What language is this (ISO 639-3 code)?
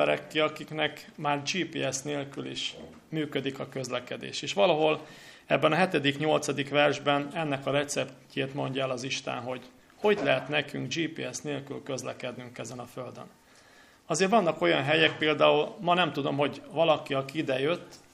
hun